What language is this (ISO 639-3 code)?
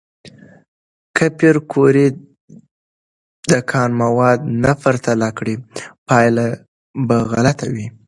pus